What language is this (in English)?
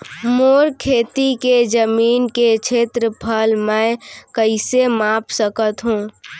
Chhattisgarhi